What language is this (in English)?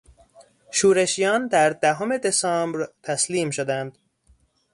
Persian